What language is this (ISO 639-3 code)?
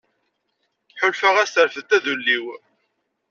kab